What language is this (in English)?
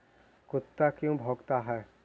Magahi